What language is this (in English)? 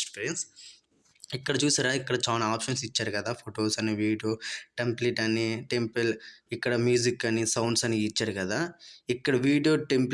Telugu